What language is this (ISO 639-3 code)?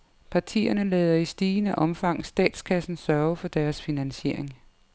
dan